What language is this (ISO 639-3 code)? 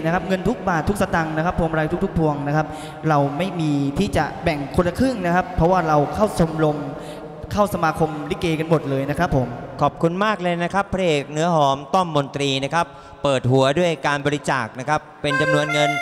tha